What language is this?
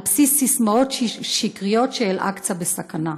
Hebrew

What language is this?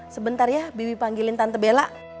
Indonesian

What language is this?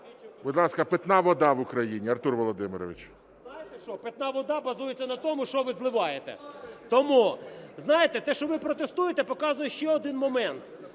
Ukrainian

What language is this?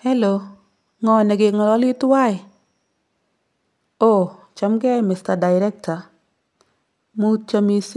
Kalenjin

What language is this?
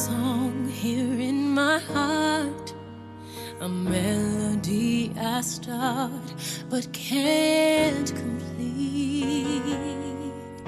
Chinese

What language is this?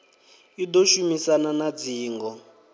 Venda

